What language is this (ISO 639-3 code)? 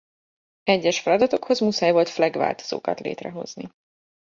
hun